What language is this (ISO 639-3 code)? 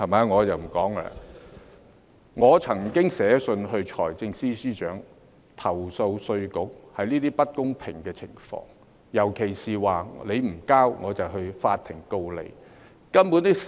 yue